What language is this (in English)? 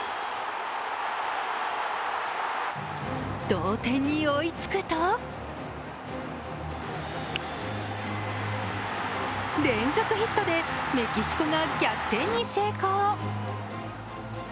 Japanese